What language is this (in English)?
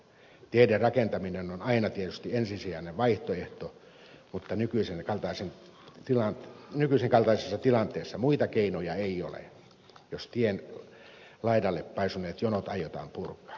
Finnish